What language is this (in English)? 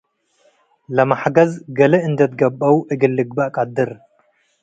Tigre